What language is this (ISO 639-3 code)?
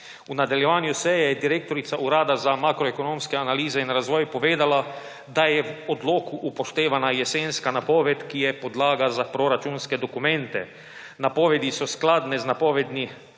slv